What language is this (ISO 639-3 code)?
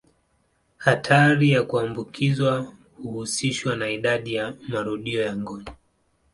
swa